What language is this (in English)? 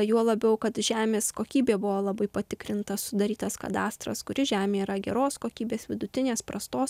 Lithuanian